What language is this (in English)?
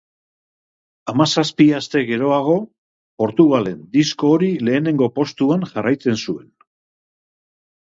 Basque